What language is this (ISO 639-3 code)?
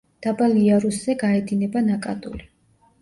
kat